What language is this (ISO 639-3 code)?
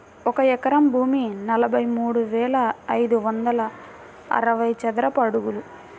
tel